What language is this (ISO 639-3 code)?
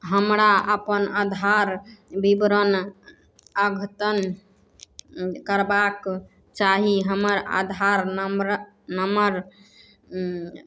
mai